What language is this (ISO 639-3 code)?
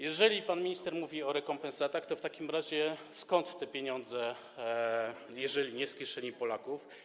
pol